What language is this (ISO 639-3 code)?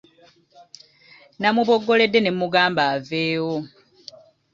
lug